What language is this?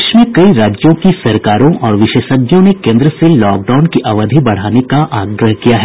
Hindi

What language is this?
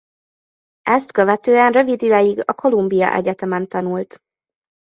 Hungarian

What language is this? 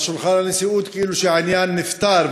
Hebrew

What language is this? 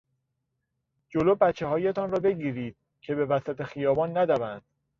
Persian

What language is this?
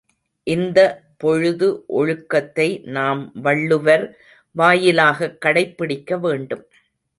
Tamil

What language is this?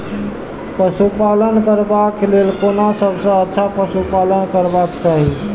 Maithili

